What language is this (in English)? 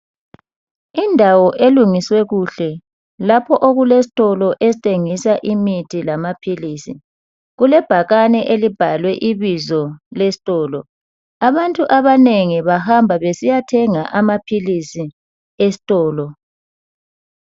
North Ndebele